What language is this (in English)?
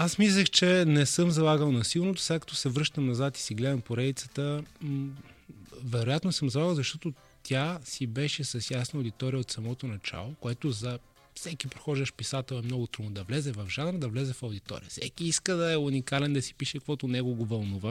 Bulgarian